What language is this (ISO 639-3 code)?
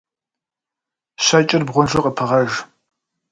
kbd